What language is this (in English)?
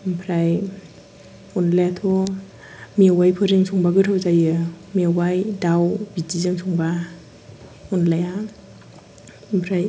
Bodo